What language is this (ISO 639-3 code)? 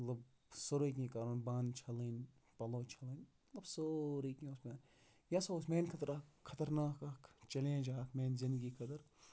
kas